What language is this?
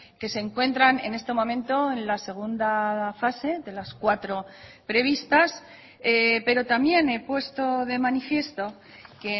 Spanish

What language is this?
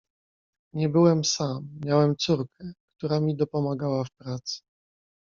Polish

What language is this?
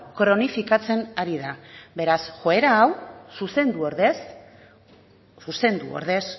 Basque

